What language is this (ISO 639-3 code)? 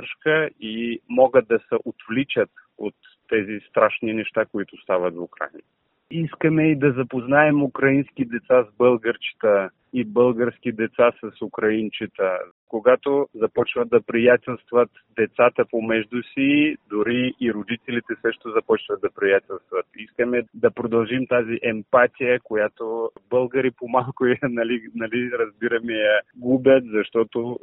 bul